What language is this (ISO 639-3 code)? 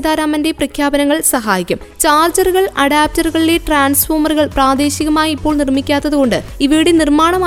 mal